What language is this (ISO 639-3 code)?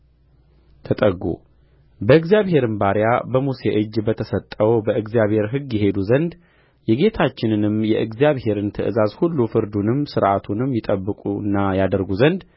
amh